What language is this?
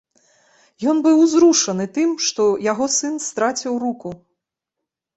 Belarusian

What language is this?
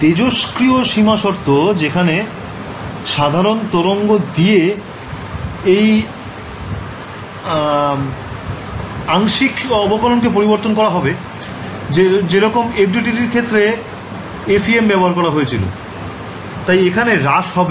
Bangla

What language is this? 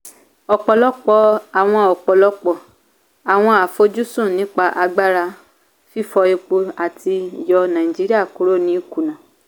Yoruba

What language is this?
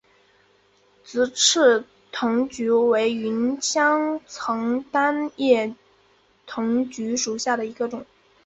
Chinese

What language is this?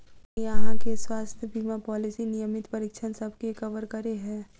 Maithili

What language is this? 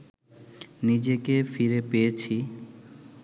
Bangla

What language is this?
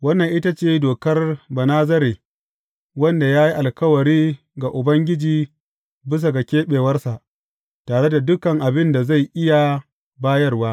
Hausa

